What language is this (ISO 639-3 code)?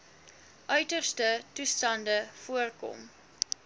afr